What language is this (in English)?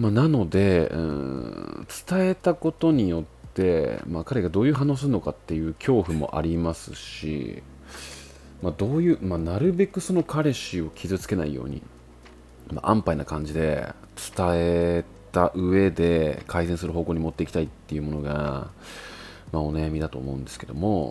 Japanese